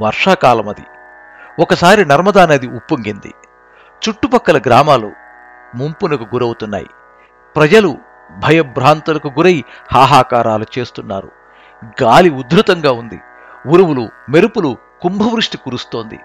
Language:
Telugu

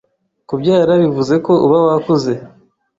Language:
Kinyarwanda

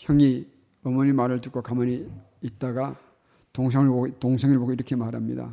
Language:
Korean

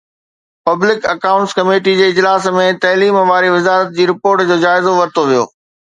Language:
Sindhi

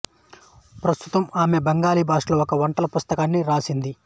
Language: Telugu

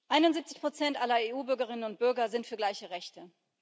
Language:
German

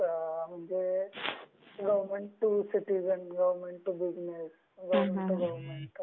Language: Marathi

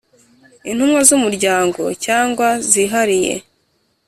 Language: Kinyarwanda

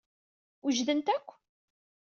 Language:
Kabyle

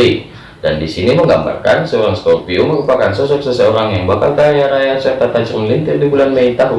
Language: Indonesian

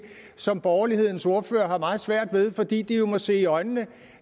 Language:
Danish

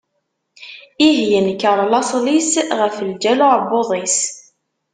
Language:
Kabyle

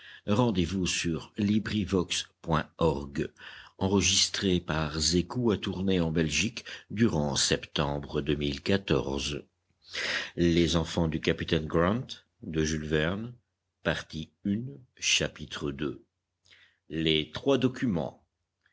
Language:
French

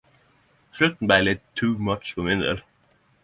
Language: Norwegian Nynorsk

